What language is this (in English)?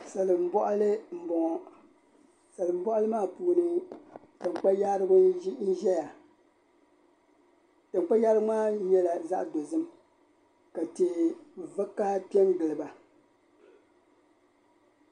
Dagbani